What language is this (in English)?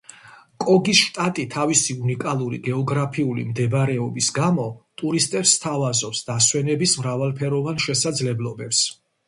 Georgian